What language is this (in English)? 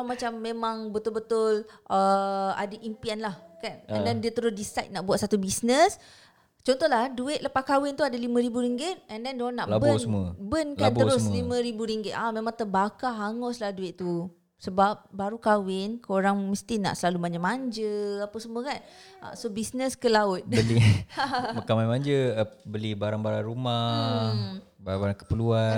Malay